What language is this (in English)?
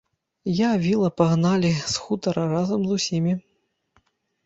Belarusian